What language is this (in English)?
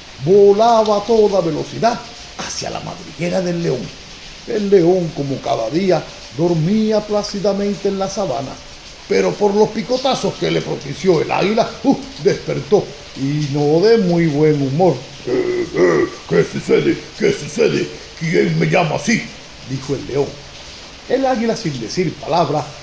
Spanish